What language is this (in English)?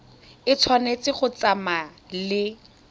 Tswana